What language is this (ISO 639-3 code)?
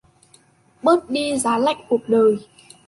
vie